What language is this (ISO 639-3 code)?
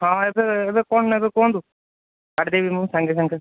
ori